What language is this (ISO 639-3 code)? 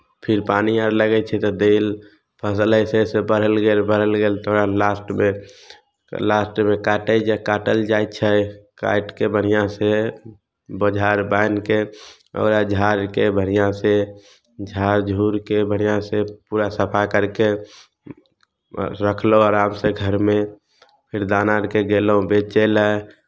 mai